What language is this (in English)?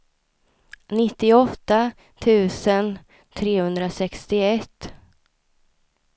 Swedish